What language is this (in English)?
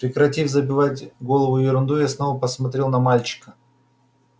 Russian